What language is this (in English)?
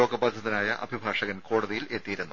Malayalam